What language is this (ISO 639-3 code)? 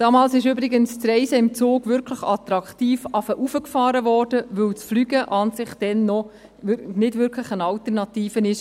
gsw